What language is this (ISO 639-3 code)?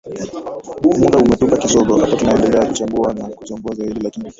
swa